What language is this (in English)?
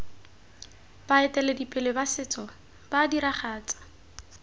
Tswana